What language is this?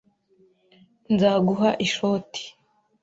Kinyarwanda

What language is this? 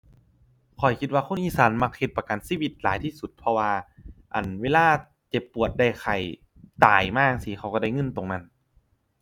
Thai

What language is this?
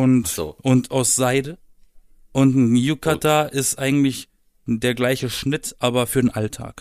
German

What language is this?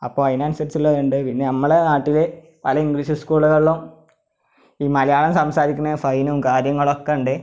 Malayalam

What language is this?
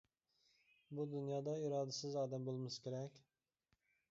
Uyghur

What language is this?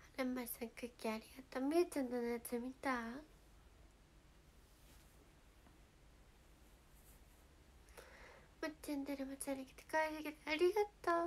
Japanese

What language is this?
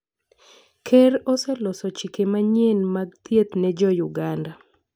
Luo (Kenya and Tanzania)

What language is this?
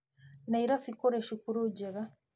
Kikuyu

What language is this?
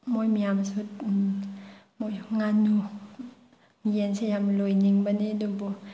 Manipuri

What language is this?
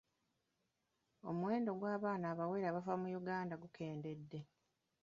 Ganda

